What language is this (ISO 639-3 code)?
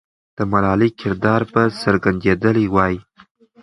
pus